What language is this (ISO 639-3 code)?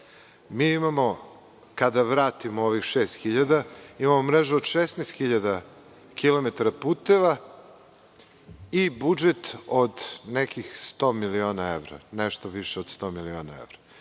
srp